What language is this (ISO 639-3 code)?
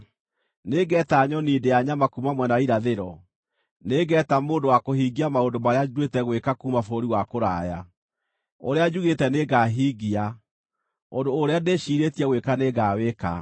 kik